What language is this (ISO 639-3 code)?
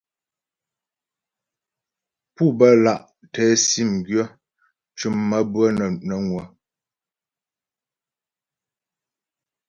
bbj